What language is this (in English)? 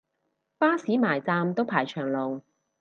Cantonese